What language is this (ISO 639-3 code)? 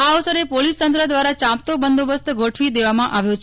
guj